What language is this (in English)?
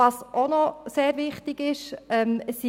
Swiss German